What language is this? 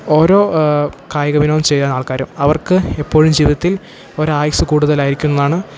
Malayalam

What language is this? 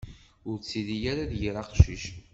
Kabyle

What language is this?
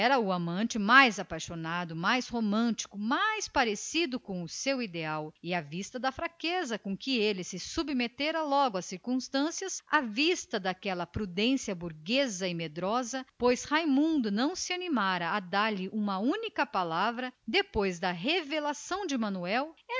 Portuguese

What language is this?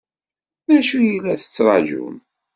Kabyle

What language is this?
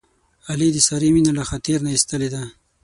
Pashto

